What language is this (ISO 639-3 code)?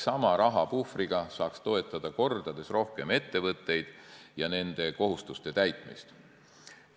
est